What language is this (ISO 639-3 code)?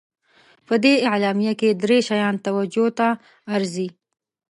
pus